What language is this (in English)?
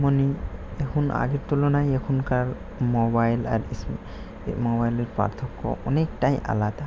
Bangla